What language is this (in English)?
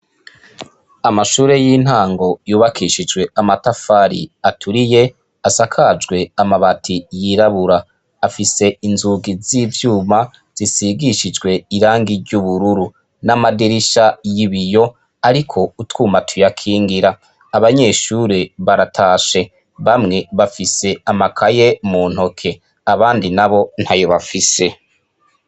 Rundi